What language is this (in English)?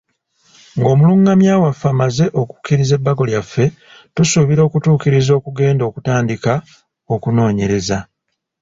Ganda